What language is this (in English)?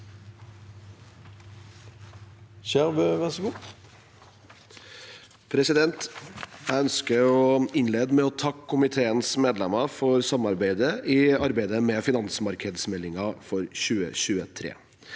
Norwegian